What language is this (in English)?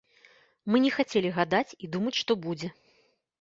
Belarusian